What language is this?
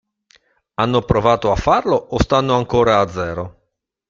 Italian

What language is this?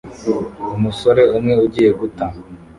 Kinyarwanda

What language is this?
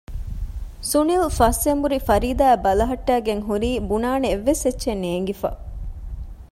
Divehi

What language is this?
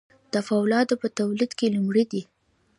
Pashto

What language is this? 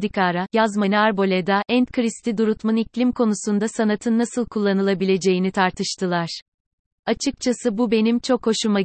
Turkish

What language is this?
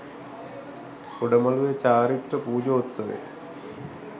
Sinhala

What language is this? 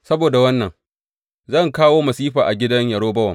Hausa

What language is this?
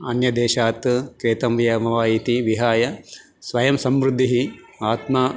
Sanskrit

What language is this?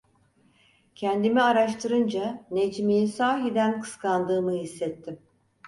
Turkish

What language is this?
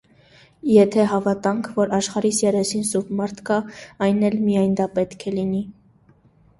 Armenian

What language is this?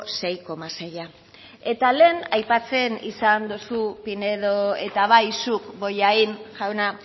Basque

